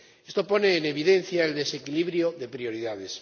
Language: Spanish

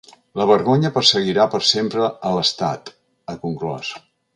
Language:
Catalan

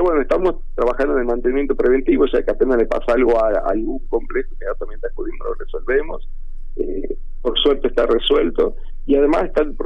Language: Spanish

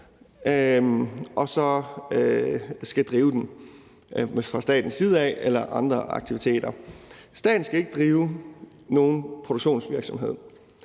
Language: Danish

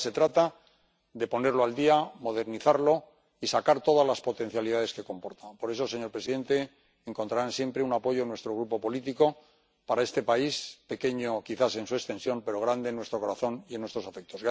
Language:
Spanish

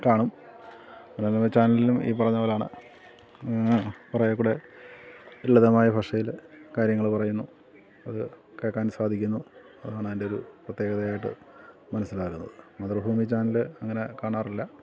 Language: Malayalam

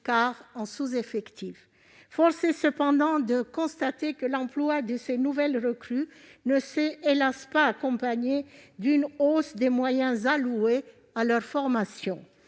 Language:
French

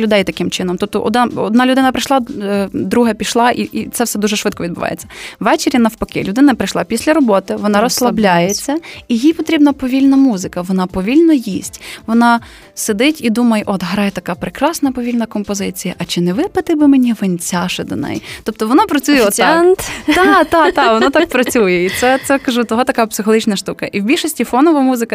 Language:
Ukrainian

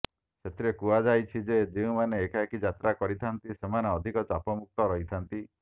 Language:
Odia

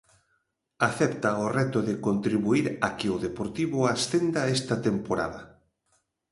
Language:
Galician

